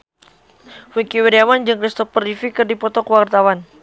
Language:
Sundanese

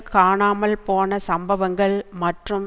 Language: Tamil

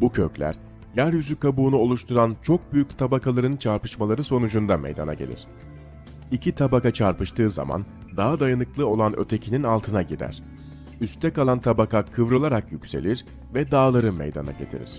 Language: Turkish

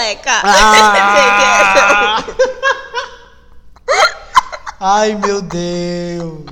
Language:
Portuguese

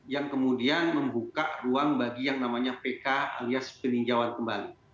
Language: Indonesian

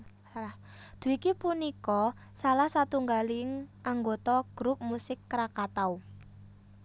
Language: Javanese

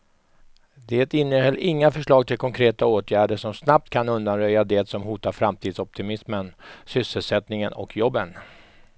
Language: Swedish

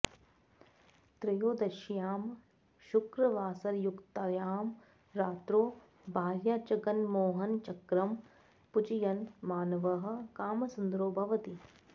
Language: Sanskrit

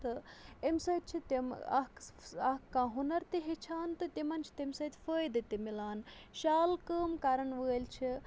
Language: Kashmiri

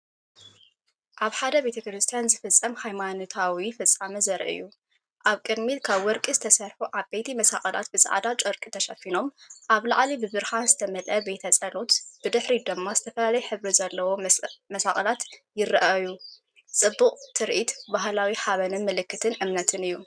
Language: Tigrinya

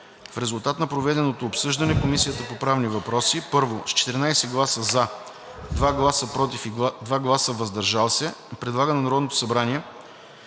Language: Bulgarian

